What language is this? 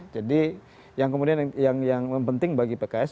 Indonesian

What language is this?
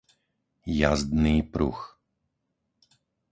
Slovak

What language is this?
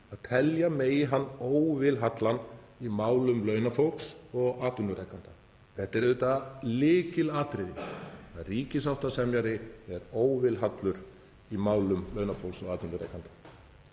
Icelandic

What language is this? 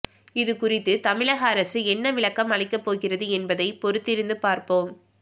Tamil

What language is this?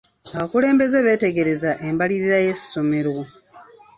Ganda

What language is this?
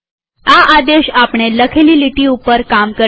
Gujarati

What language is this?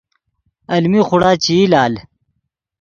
Yidgha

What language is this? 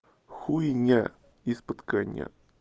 Russian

